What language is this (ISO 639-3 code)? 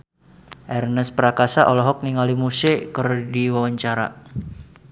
sun